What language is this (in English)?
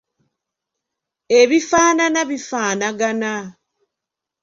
Ganda